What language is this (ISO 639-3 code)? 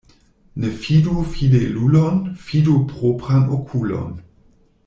epo